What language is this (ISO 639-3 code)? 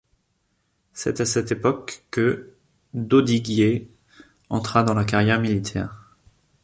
fra